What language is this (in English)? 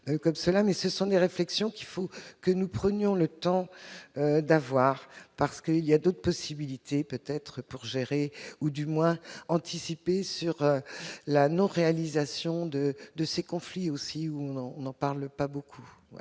French